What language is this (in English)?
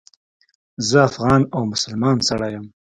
Pashto